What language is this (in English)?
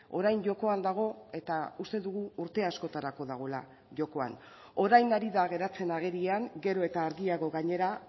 Basque